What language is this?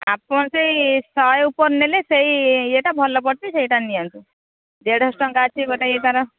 Odia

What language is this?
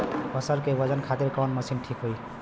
Bhojpuri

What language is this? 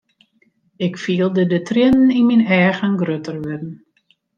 Western Frisian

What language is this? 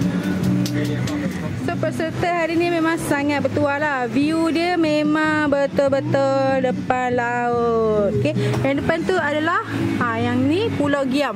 Malay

